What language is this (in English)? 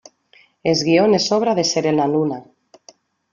Spanish